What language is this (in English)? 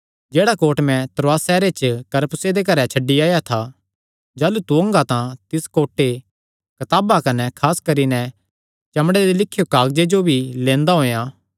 Kangri